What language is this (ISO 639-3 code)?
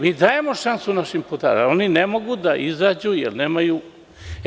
srp